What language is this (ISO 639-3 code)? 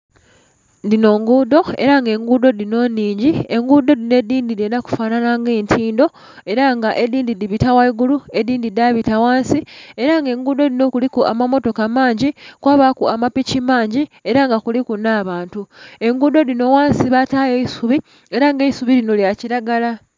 xog